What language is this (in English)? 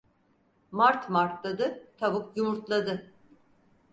Turkish